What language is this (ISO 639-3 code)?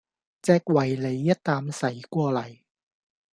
yue